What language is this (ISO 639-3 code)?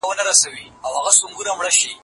pus